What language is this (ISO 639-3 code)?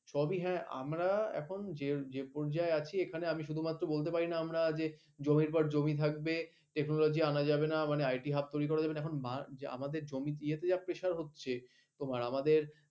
ben